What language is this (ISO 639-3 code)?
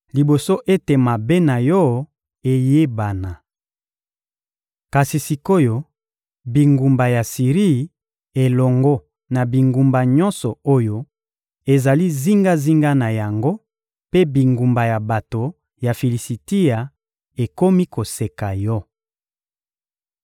lin